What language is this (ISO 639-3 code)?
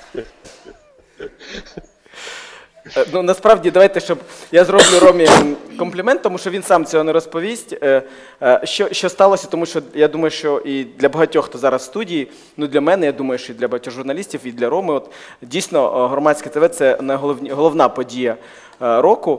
ukr